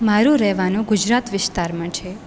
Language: Gujarati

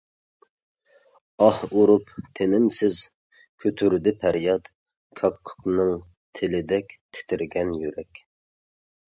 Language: Uyghur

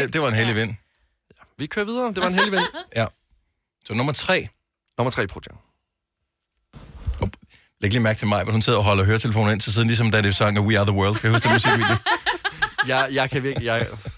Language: Danish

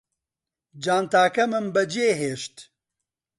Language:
Central Kurdish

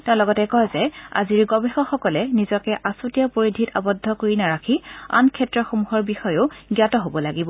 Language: Assamese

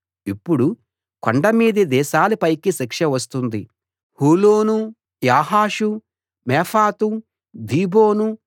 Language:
Telugu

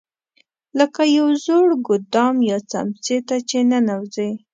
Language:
Pashto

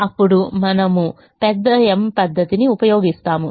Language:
Telugu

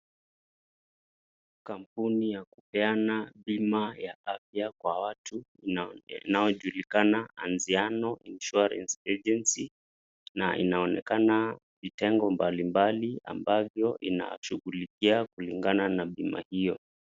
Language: Swahili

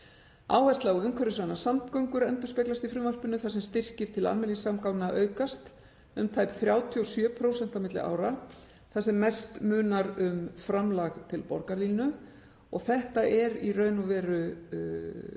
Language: Icelandic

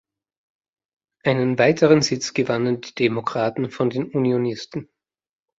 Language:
German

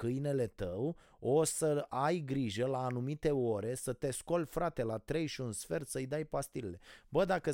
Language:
Romanian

